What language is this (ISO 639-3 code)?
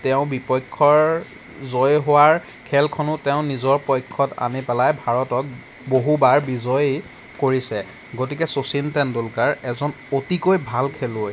asm